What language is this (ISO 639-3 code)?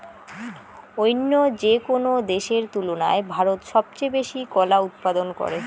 ben